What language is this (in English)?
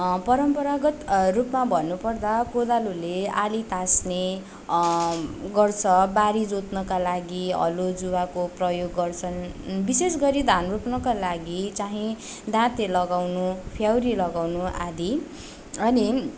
Nepali